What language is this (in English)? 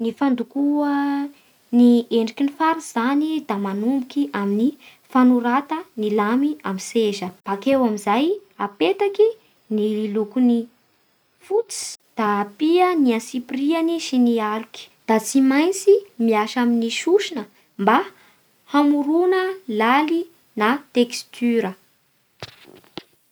Bara Malagasy